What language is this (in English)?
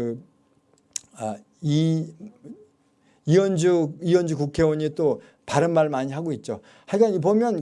Korean